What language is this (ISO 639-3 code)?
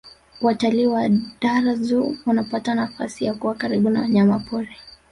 swa